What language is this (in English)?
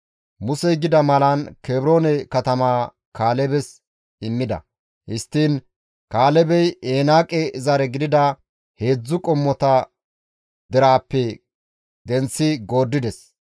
Gamo